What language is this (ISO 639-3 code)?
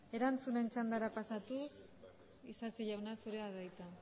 eus